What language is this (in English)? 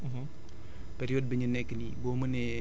Wolof